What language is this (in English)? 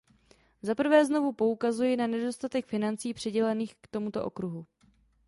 Czech